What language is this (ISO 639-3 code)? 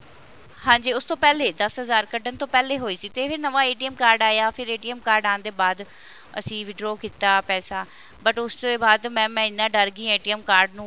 pan